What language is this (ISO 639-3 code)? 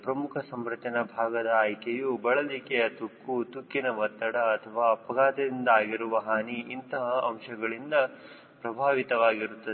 kan